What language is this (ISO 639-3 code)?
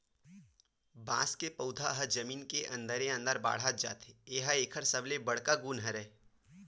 hne